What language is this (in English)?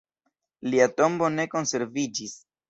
Esperanto